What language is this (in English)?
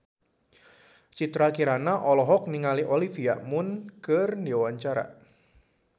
Sundanese